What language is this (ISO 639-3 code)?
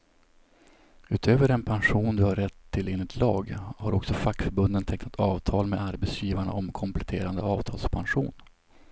swe